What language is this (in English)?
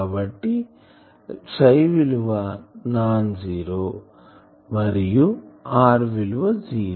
Telugu